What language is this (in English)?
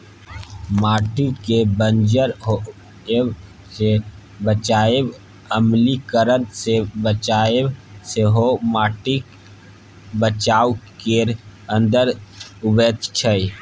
Maithili